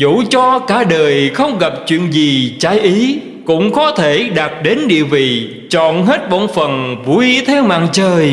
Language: Vietnamese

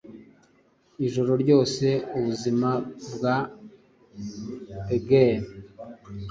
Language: Kinyarwanda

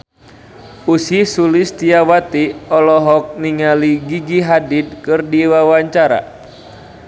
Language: Sundanese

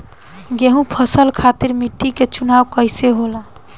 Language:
Bhojpuri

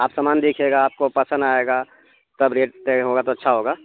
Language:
Urdu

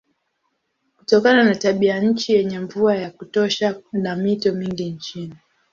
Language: Swahili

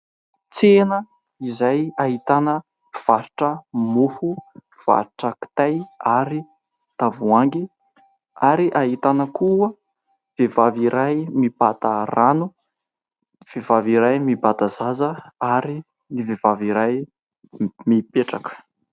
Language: Malagasy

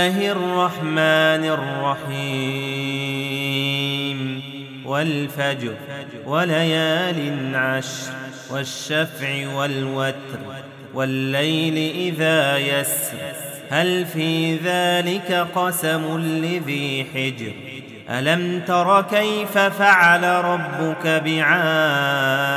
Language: Arabic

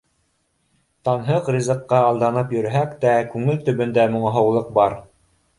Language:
Bashkir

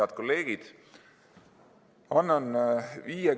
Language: Estonian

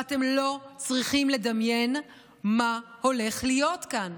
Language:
Hebrew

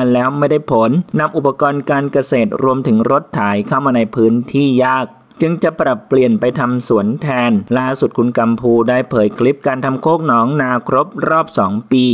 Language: Thai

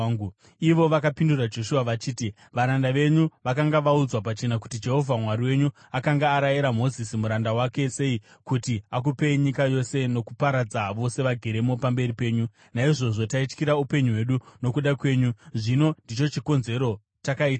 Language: Shona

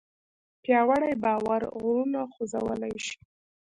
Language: Pashto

